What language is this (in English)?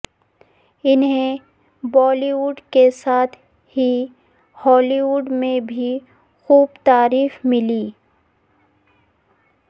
Urdu